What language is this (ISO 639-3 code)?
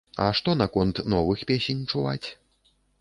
bel